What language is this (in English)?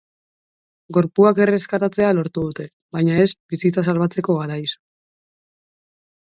Basque